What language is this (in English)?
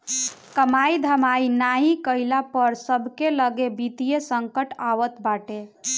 Bhojpuri